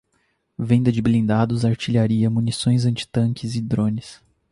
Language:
Portuguese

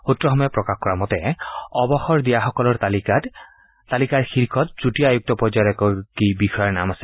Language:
Assamese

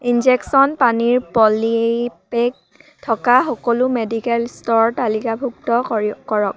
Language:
Assamese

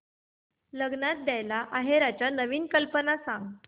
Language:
Marathi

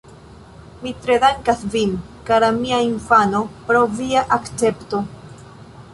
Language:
Esperanto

